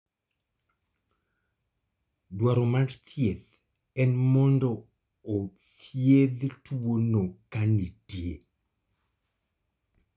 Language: Luo (Kenya and Tanzania)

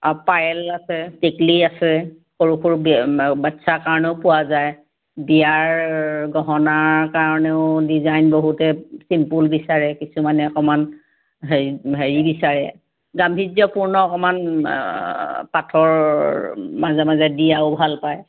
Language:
Assamese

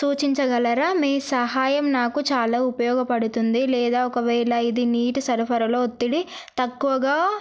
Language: Telugu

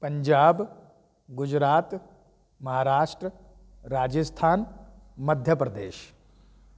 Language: Sindhi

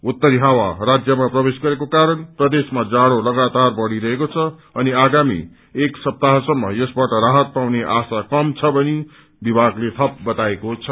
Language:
Nepali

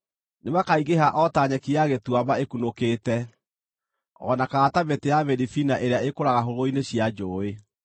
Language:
Kikuyu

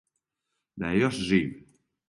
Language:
Serbian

